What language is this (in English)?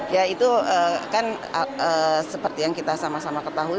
Indonesian